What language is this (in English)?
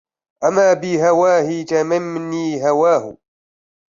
Arabic